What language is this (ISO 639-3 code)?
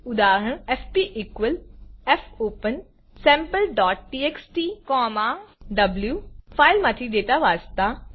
guj